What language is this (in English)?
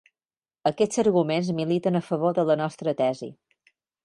Catalan